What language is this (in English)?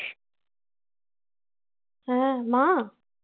Bangla